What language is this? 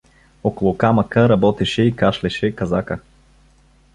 Bulgarian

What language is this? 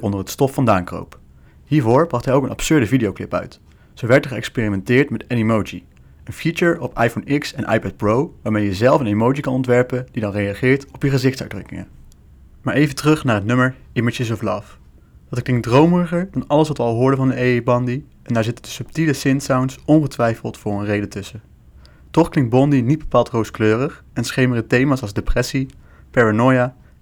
Dutch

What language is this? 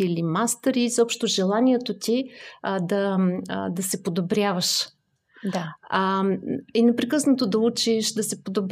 Bulgarian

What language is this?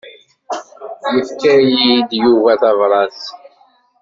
Kabyle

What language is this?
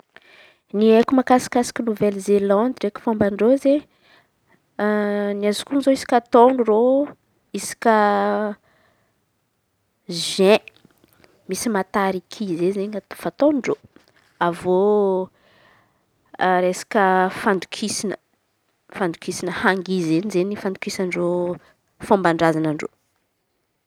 Antankarana Malagasy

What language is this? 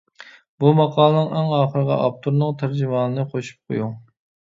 Uyghur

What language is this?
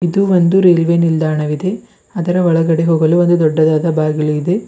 Kannada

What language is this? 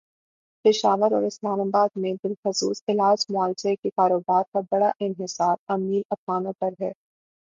Urdu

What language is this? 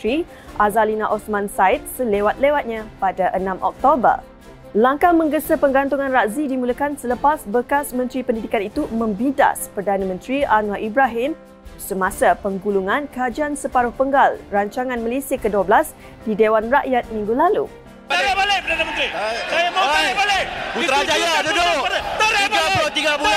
Malay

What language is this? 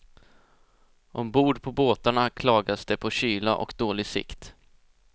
Swedish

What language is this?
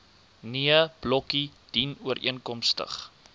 Afrikaans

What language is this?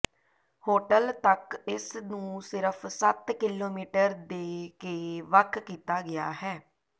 Punjabi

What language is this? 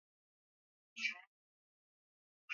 Swahili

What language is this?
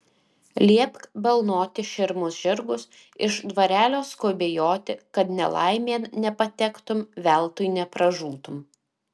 Lithuanian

